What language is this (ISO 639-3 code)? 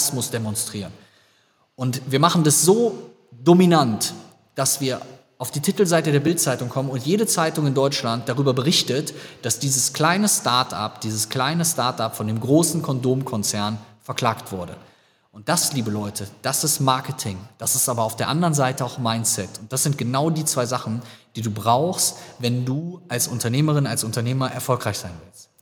deu